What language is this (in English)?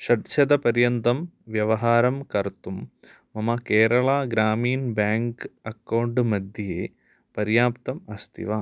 Sanskrit